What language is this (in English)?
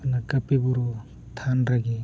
Santali